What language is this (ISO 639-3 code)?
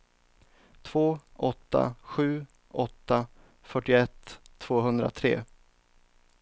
swe